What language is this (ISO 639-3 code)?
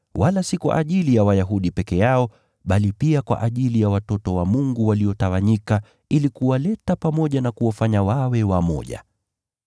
swa